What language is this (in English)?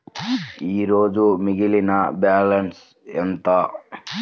Telugu